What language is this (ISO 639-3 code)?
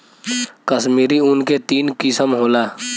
bho